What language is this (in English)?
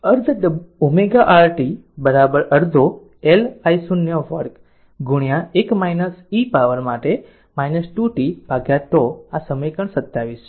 Gujarati